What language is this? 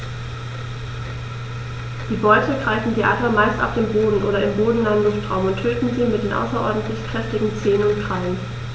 German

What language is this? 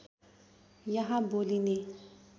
Nepali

